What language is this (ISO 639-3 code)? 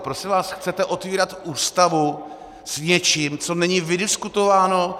ces